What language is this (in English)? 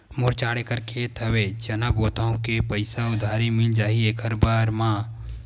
Chhattisgarhi